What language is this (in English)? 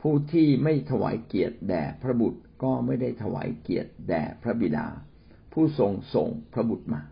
Thai